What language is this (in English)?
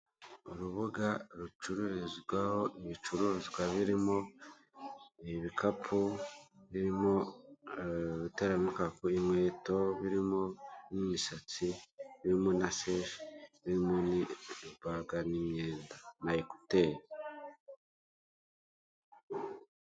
Kinyarwanda